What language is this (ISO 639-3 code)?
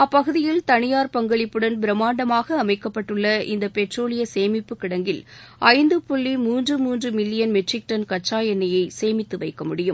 tam